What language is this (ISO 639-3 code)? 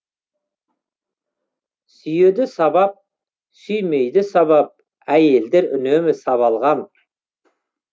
kaz